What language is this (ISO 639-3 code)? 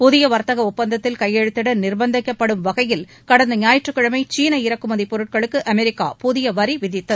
tam